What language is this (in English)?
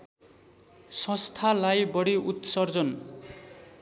Nepali